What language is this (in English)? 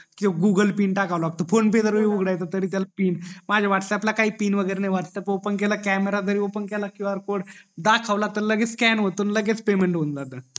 Marathi